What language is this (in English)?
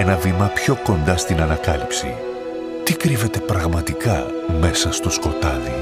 Greek